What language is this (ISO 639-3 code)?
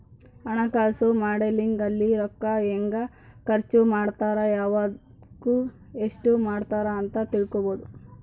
kan